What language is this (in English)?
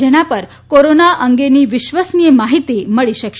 Gujarati